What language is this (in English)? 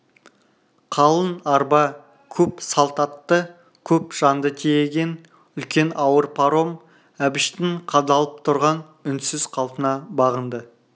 Kazakh